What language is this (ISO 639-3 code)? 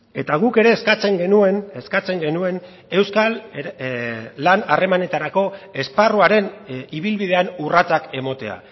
eus